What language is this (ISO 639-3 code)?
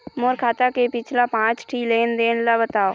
hne